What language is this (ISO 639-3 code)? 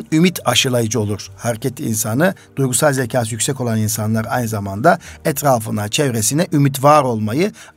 tur